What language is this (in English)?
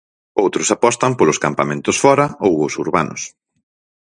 Galician